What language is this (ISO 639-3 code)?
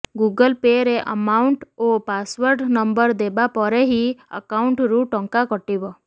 ori